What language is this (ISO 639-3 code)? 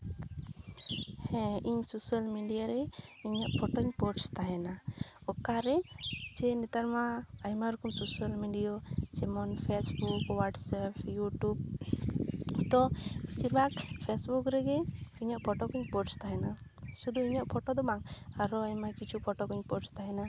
sat